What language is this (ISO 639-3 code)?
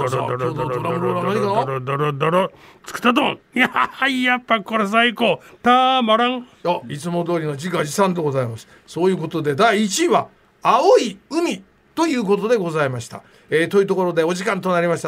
jpn